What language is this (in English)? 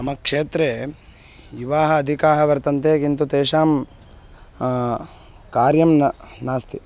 Sanskrit